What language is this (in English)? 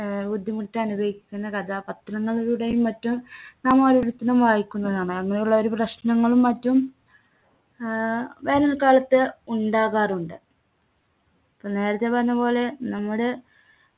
Malayalam